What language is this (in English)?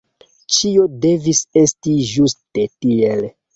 Esperanto